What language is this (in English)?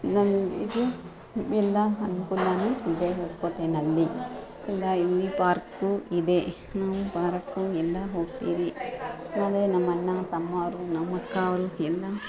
Kannada